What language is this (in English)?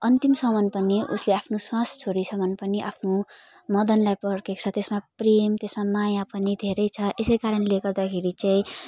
Nepali